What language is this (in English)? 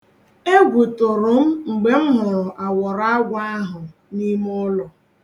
Igbo